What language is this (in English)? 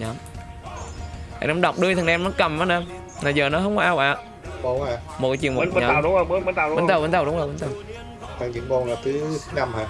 Vietnamese